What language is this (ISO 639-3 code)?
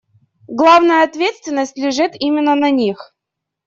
rus